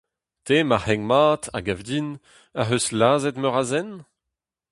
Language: Breton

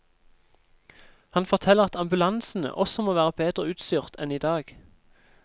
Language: Norwegian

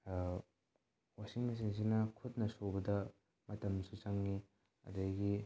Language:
Manipuri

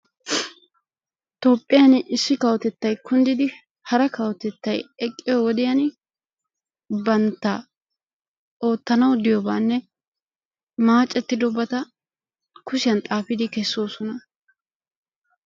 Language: Wolaytta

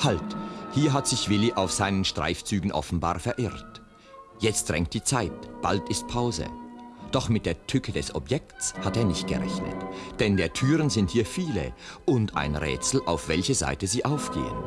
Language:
German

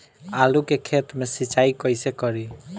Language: Bhojpuri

